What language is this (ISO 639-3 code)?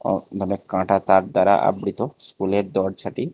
ben